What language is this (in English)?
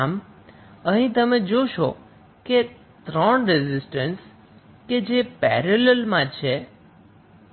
Gujarati